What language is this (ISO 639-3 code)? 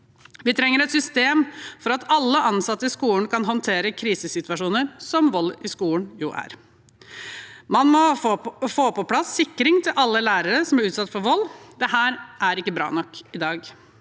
nor